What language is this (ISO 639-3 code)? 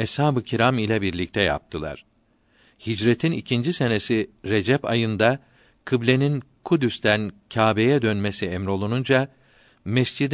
tur